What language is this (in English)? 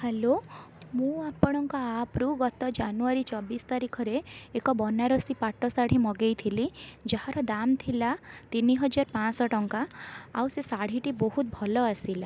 Odia